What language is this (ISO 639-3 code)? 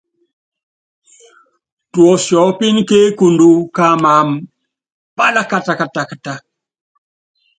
yav